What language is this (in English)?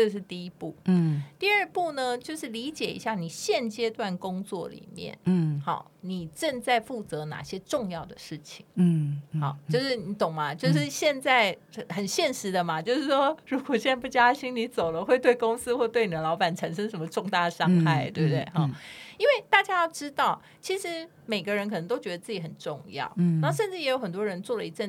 Chinese